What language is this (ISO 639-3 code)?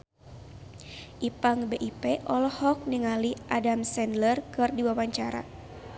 sun